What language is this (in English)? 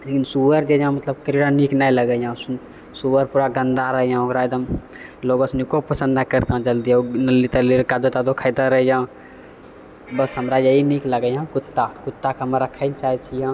Maithili